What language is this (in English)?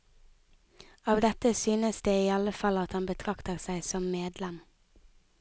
Norwegian